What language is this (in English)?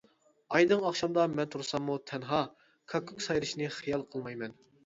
Uyghur